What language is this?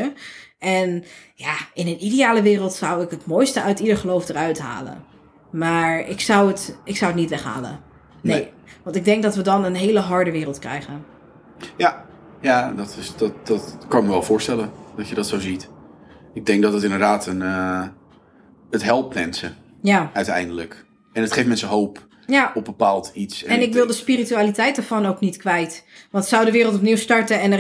Dutch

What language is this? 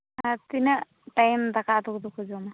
Santali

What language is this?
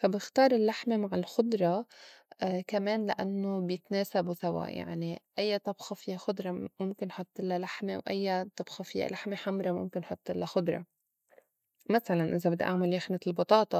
North Levantine Arabic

